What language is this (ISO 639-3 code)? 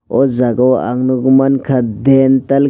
trp